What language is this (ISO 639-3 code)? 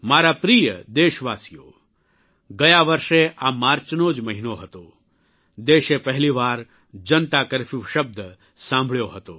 guj